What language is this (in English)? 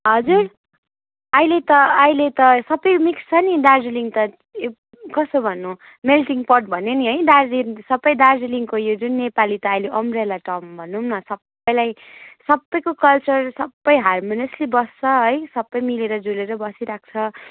Nepali